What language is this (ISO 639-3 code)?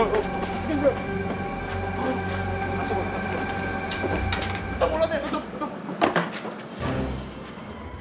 ind